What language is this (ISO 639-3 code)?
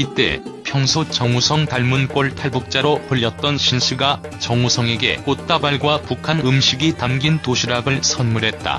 kor